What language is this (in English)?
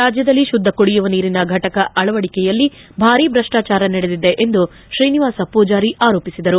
Kannada